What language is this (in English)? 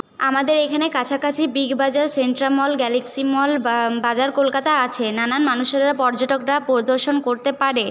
Bangla